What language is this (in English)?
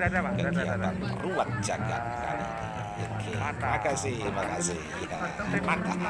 Indonesian